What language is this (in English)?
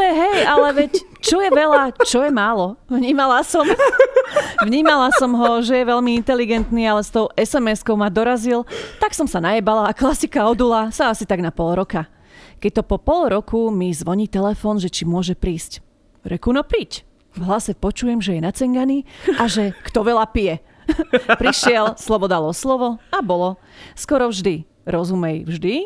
Slovak